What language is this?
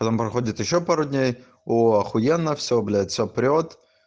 Russian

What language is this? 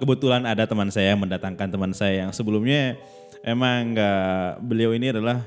Indonesian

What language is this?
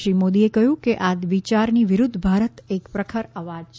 Gujarati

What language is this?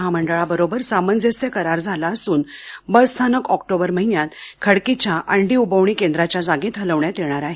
Marathi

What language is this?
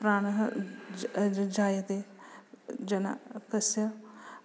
Sanskrit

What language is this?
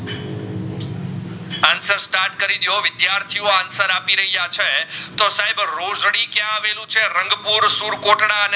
Gujarati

